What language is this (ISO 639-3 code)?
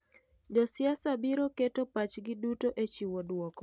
luo